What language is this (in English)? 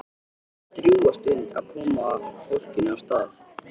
Icelandic